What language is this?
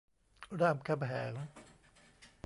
Thai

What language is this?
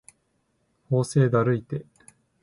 Japanese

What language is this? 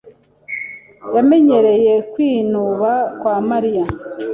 Kinyarwanda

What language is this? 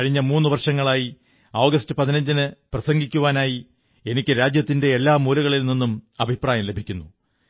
Malayalam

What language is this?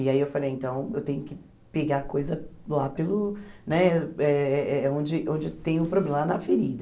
Portuguese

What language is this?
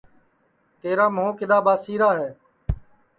Sansi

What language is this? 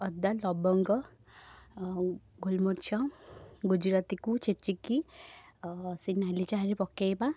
Odia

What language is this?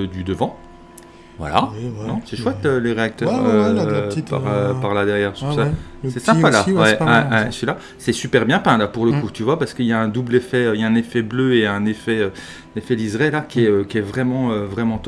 French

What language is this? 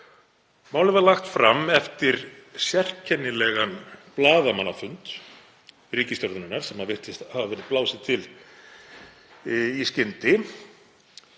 Icelandic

